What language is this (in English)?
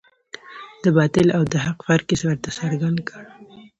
Pashto